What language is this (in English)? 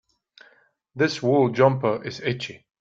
English